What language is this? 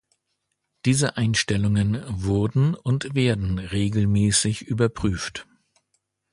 German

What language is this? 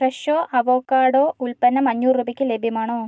Malayalam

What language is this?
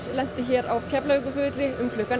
Icelandic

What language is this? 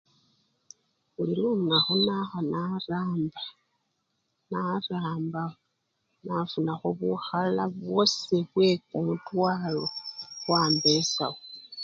Luyia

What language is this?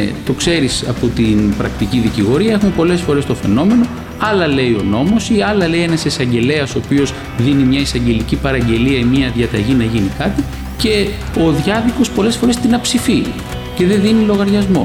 Greek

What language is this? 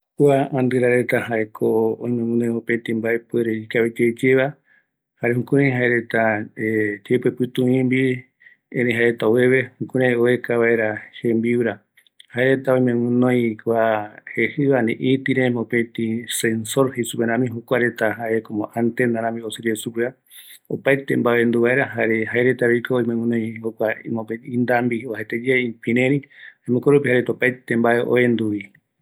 Eastern Bolivian Guaraní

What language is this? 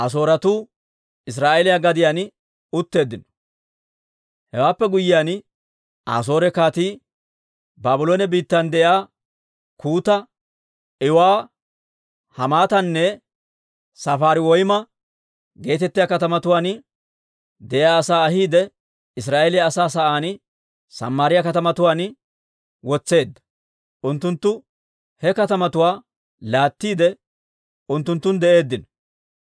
Dawro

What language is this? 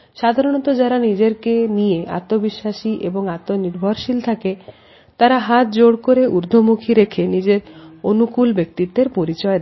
Bangla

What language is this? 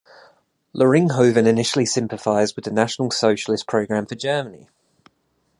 English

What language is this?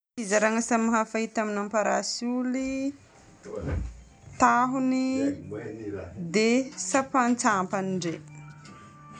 Northern Betsimisaraka Malagasy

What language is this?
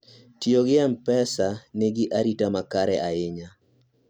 Luo (Kenya and Tanzania)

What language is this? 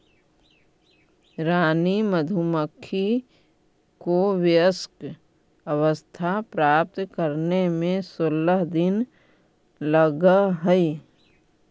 Magahi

